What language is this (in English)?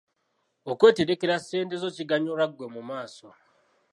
Ganda